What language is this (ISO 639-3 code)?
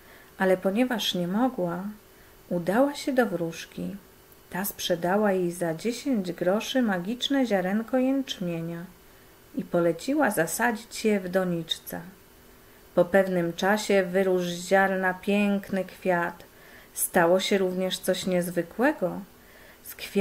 pol